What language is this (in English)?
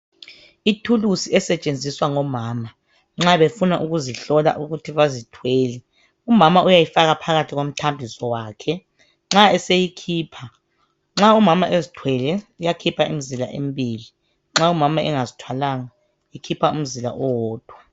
North Ndebele